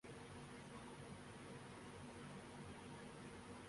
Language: Urdu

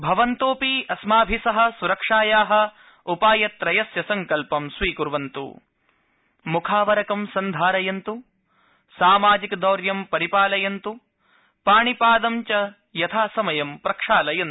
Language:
Sanskrit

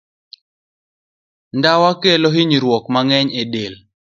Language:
Luo (Kenya and Tanzania)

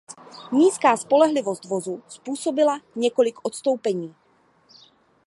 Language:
Czech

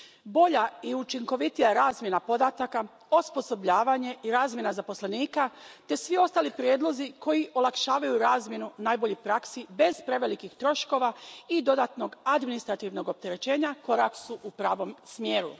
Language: Croatian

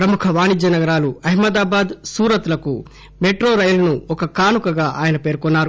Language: Telugu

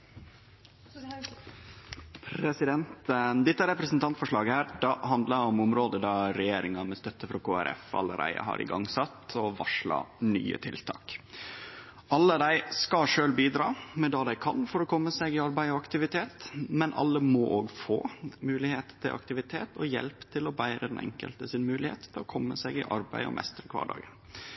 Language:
Norwegian Nynorsk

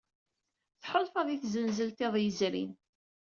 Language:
Kabyle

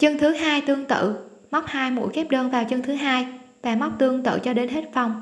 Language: Vietnamese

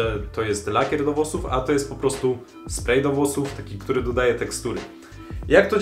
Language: Polish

